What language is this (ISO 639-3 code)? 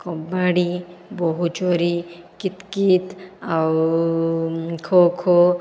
ori